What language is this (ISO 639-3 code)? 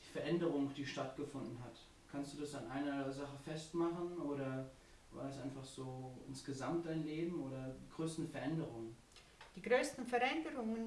deu